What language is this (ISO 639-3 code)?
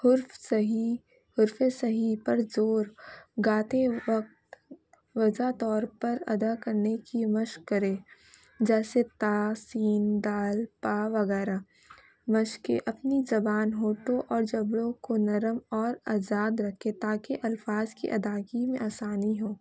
urd